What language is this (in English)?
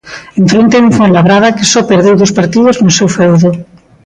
Galician